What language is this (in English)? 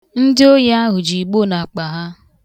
Igbo